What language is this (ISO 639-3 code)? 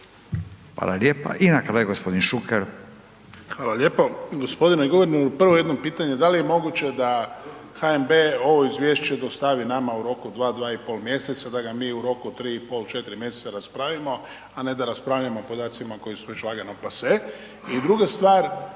hrv